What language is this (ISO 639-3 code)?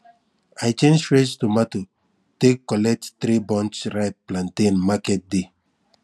pcm